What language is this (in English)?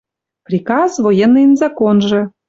Western Mari